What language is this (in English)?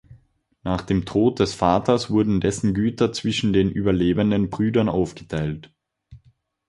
German